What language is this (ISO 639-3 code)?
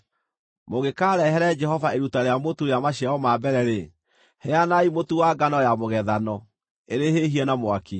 kik